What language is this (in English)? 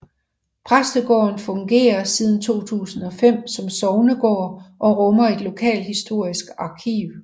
Danish